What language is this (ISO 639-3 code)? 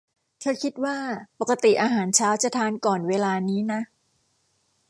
tha